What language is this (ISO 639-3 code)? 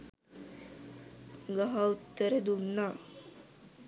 sin